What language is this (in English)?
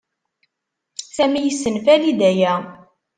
Kabyle